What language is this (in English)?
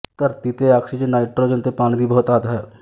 Punjabi